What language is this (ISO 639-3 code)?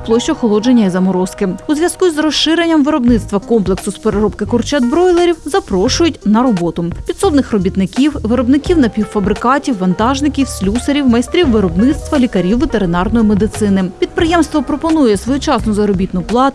ukr